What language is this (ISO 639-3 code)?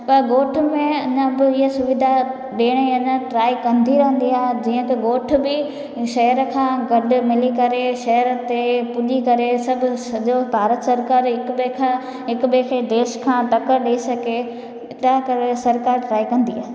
snd